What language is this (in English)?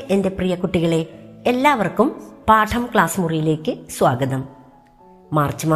Malayalam